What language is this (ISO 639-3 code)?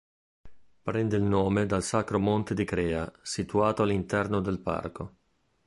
ita